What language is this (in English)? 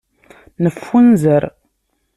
Kabyle